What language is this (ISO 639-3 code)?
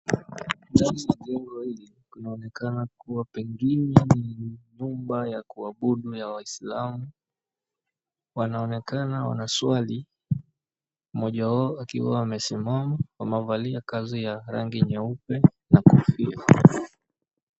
swa